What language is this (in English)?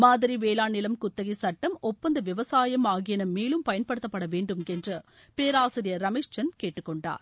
Tamil